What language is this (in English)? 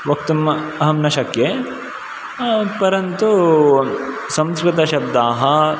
Sanskrit